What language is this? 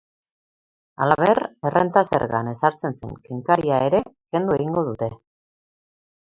Basque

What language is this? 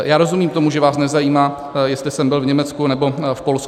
Czech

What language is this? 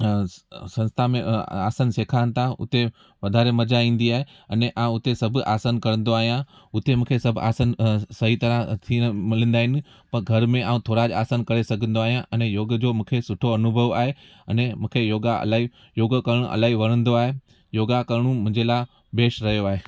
Sindhi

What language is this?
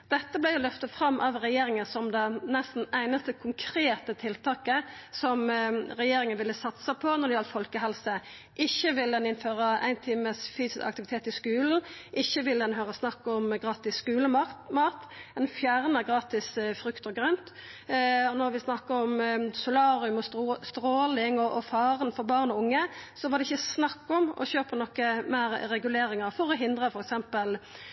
Norwegian Nynorsk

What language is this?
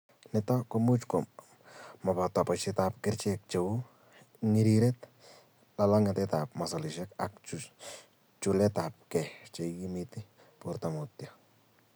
Kalenjin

